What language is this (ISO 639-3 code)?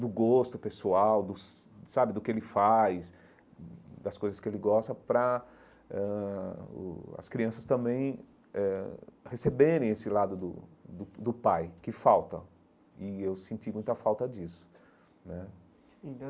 por